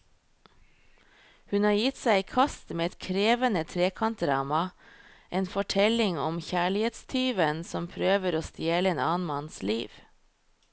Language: Norwegian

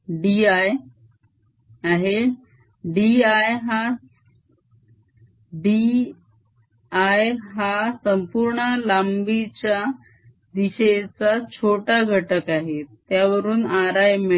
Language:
Marathi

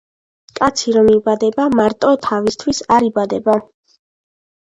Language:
Georgian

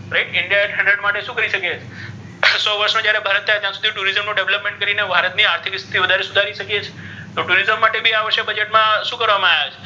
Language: Gujarati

